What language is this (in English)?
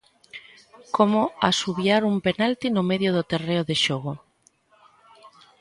Galician